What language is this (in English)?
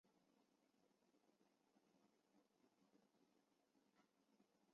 Chinese